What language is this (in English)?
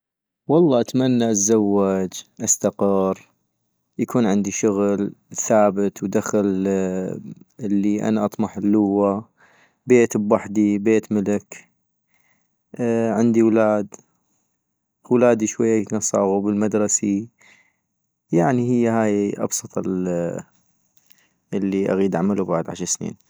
North Mesopotamian Arabic